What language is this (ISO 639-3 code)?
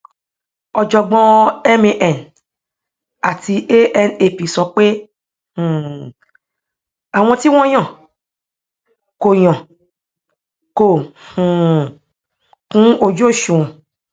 yor